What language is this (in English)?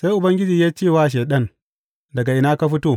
Hausa